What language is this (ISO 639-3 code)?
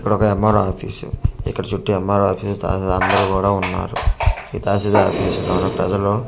tel